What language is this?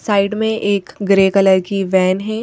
Hindi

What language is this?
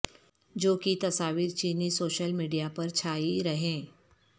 Urdu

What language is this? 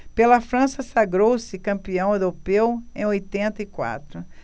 Portuguese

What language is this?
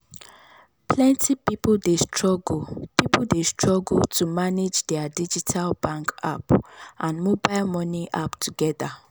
Nigerian Pidgin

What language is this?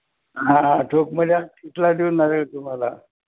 Marathi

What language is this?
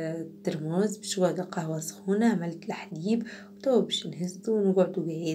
Arabic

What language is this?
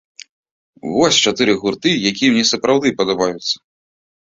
Belarusian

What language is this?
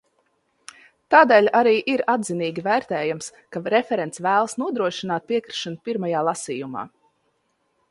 Latvian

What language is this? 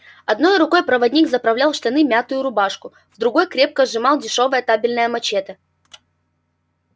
Russian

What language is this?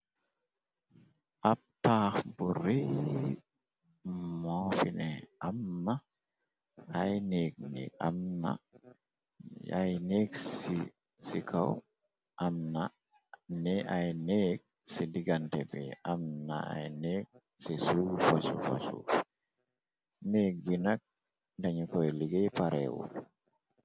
Wolof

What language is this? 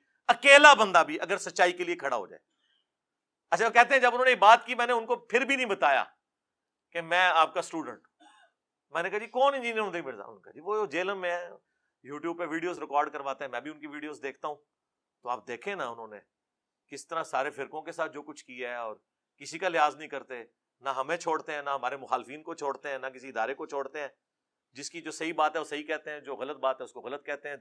Urdu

